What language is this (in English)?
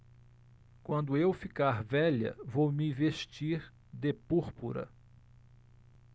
Portuguese